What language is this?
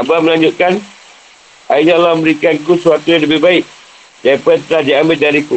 Malay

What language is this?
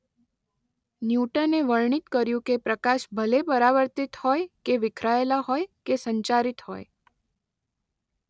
Gujarati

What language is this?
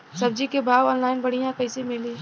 Bhojpuri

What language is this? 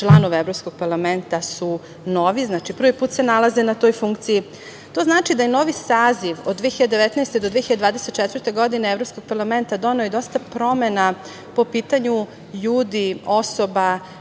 Serbian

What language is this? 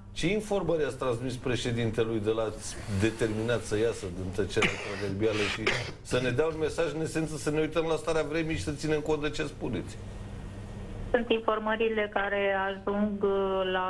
Romanian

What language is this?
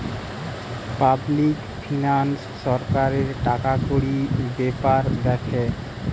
Bangla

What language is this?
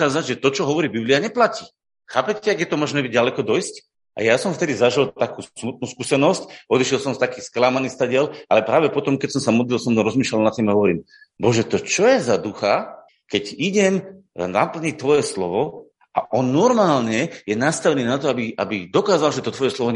Slovak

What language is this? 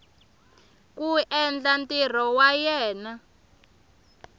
Tsonga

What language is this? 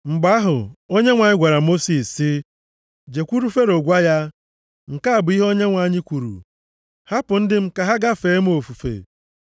Igbo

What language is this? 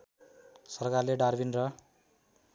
Nepali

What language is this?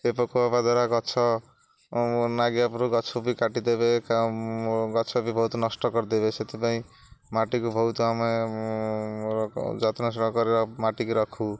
Odia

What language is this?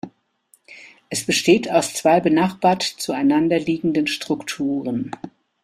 German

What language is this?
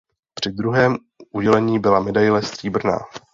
Czech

